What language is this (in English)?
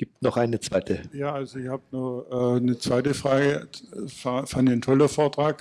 German